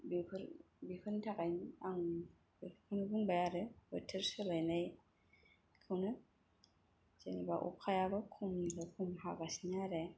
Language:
Bodo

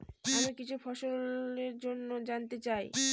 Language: Bangla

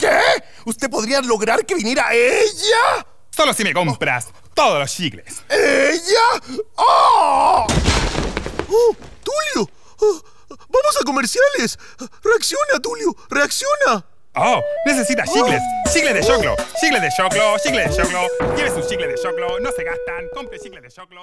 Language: Spanish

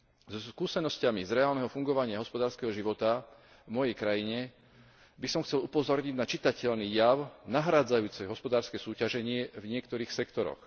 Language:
Slovak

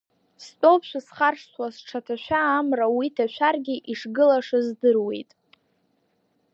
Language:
Abkhazian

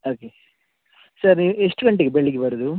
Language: Kannada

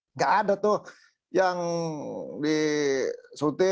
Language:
Indonesian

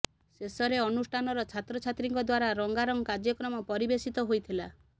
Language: Odia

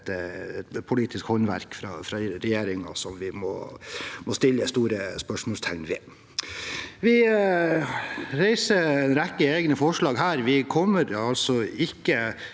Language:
Norwegian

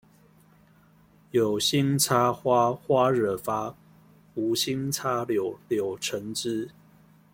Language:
Chinese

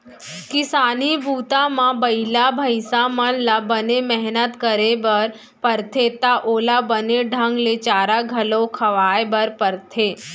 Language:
Chhattisgarhi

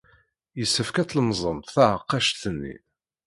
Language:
Kabyle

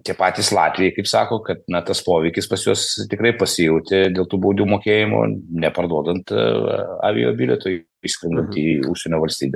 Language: Lithuanian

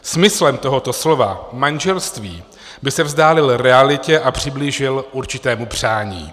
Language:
Czech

